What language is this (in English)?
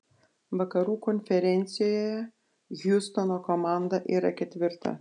Lithuanian